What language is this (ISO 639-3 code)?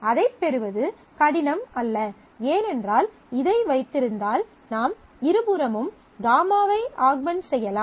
tam